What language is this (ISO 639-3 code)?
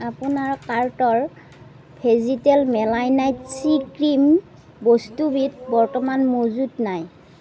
asm